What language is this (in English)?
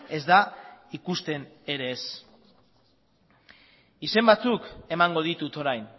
Basque